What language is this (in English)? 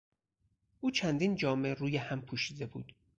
Persian